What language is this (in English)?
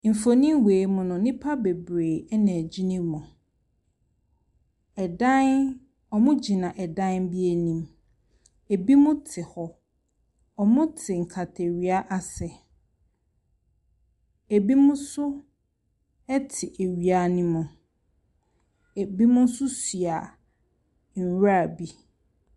Akan